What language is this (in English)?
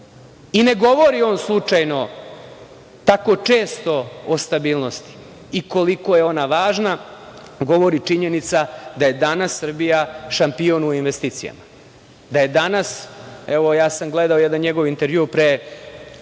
Serbian